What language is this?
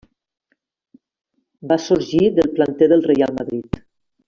Catalan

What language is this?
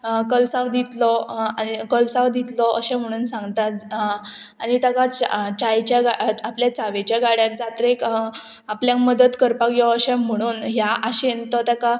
Konkani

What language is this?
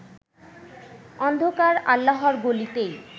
Bangla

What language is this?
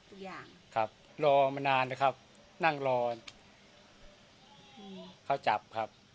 Thai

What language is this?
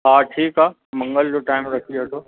Sindhi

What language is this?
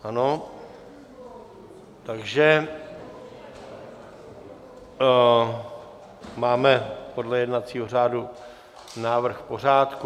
Czech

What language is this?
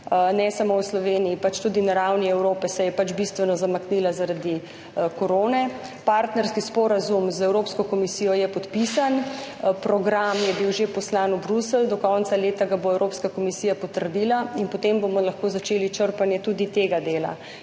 Slovenian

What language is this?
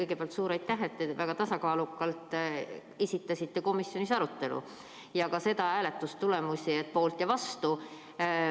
Estonian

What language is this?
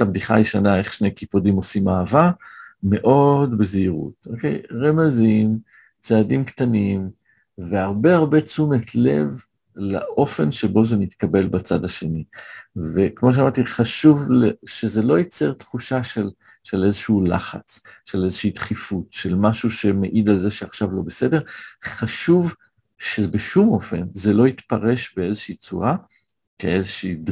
Hebrew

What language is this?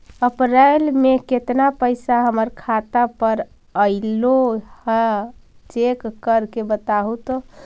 Magahi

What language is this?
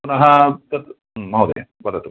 Sanskrit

